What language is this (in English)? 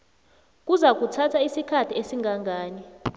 South Ndebele